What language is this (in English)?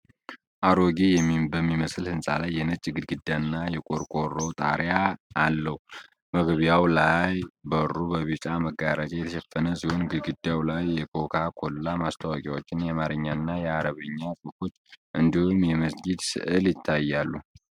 Amharic